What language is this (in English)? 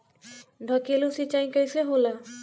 Bhojpuri